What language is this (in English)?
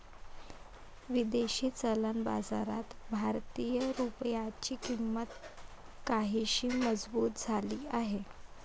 Marathi